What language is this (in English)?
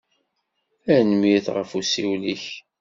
Kabyle